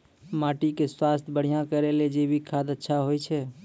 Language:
Maithili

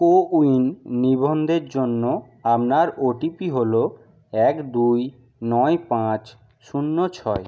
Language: Bangla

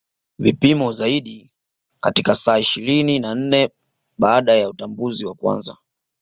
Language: Swahili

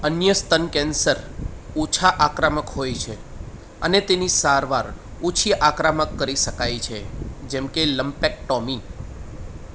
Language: Gujarati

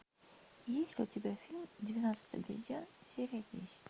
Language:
Russian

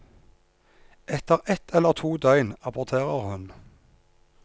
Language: Norwegian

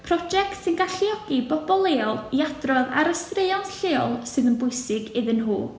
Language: Welsh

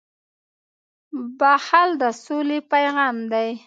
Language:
Pashto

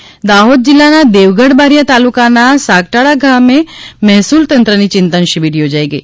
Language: Gujarati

